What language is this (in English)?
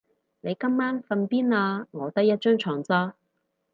Cantonese